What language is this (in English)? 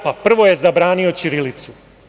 Serbian